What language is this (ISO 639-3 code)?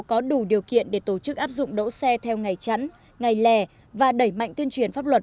vie